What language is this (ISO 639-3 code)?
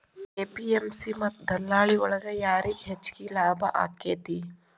kan